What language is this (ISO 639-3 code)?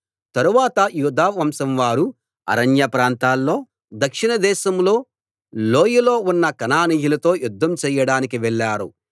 tel